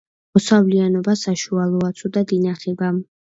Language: Georgian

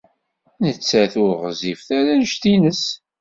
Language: Kabyle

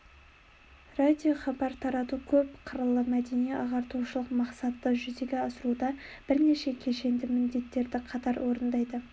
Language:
Kazakh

